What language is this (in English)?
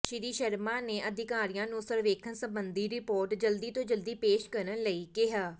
Punjabi